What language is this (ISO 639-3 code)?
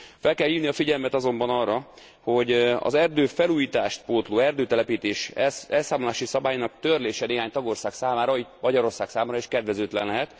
hun